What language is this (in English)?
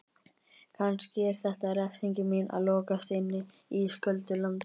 Icelandic